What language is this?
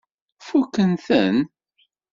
Kabyle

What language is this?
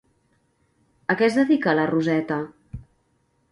Catalan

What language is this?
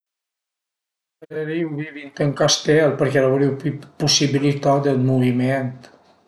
Piedmontese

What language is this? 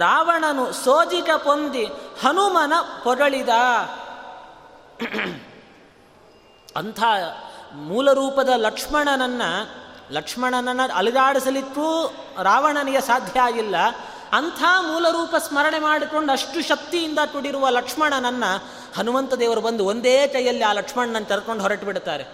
Kannada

